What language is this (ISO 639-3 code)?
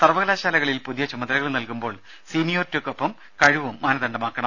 mal